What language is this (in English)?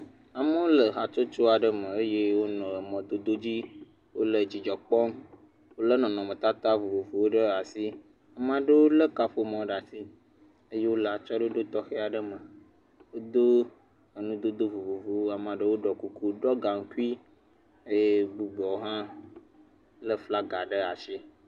Ewe